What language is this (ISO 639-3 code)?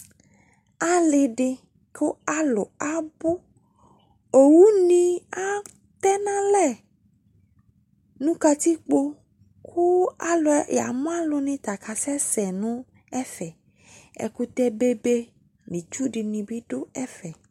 kpo